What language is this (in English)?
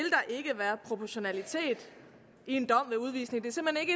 Danish